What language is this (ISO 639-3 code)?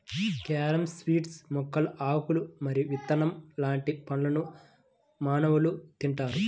tel